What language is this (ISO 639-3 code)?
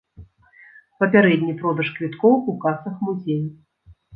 bel